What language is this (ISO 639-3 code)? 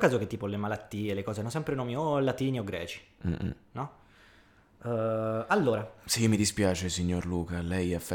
ita